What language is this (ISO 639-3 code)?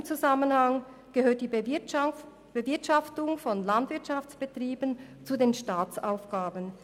gsw